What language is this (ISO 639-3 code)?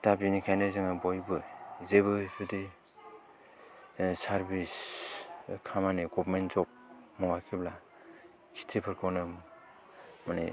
brx